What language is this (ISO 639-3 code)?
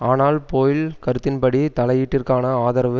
tam